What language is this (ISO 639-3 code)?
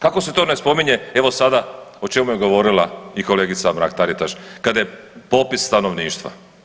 hrv